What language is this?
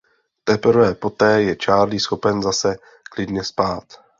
Czech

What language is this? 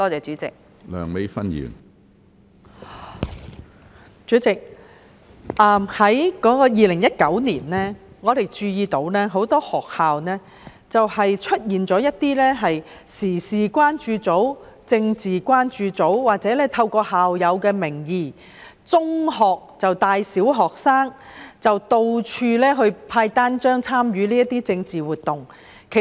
Cantonese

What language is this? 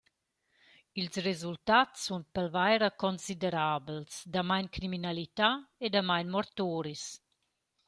Romansh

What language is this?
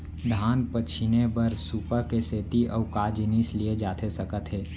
Chhattisgarhi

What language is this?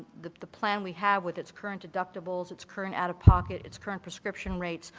English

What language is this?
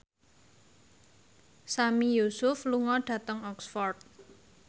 Javanese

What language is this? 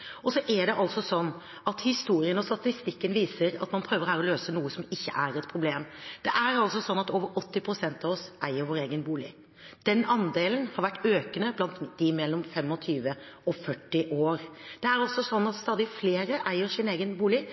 Norwegian Bokmål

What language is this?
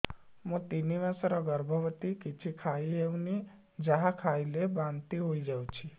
Odia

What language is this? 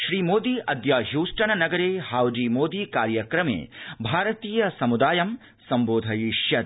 Sanskrit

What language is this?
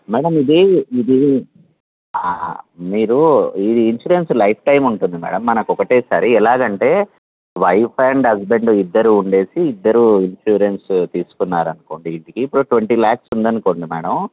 Telugu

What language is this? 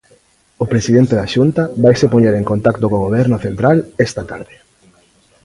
Galician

